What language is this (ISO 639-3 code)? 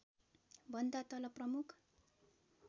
nep